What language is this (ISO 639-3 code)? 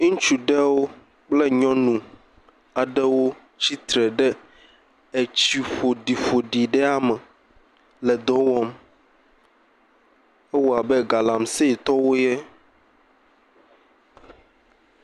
ewe